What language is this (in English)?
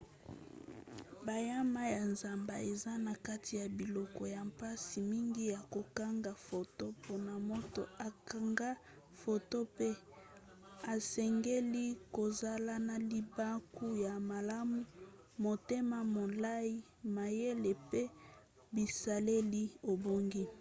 Lingala